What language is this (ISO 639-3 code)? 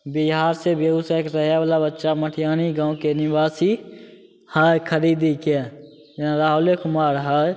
mai